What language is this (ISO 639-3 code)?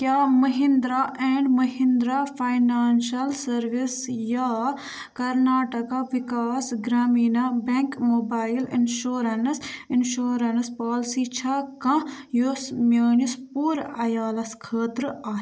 kas